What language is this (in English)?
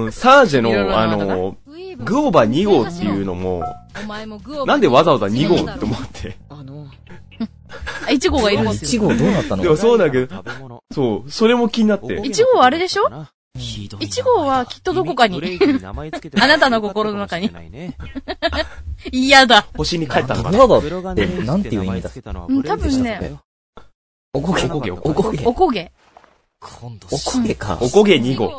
Japanese